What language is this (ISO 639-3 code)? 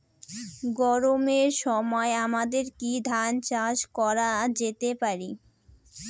ben